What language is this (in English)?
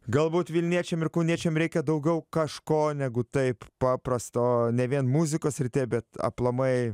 Lithuanian